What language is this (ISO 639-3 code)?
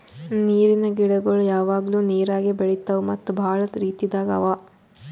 kan